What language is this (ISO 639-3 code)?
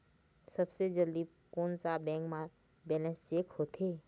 hne